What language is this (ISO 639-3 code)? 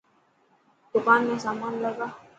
mki